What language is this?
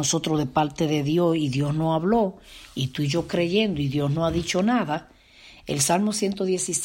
Spanish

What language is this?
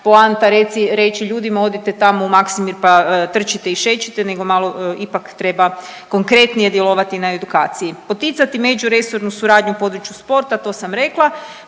Croatian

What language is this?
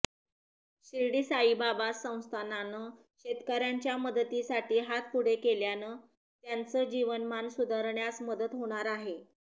Marathi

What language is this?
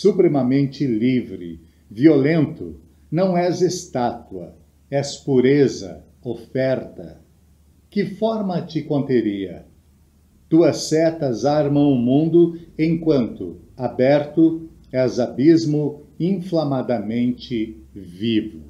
Portuguese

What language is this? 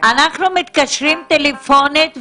Hebrew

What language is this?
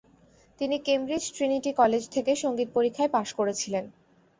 Bangla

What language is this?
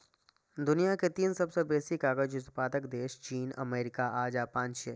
Maithili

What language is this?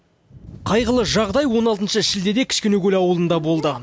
Kazakh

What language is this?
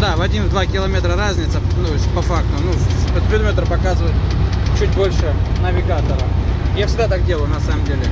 Russian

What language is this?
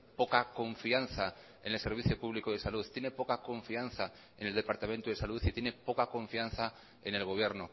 Spanish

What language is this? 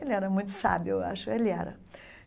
Portuguese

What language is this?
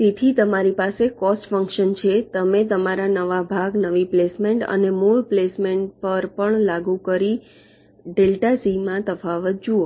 Gujarati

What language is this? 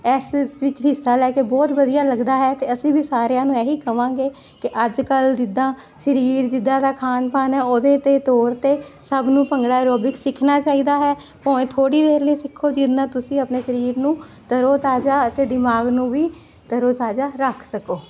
Punjabi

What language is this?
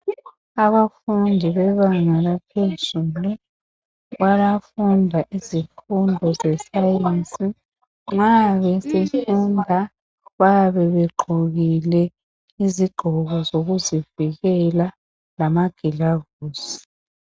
North Ndebele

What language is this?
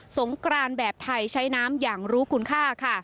Thai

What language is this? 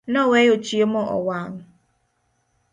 Luo (Kenya and Tanzania)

